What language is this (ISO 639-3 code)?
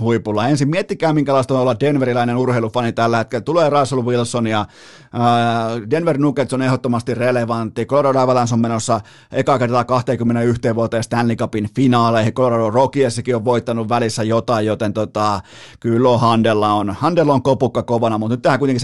fin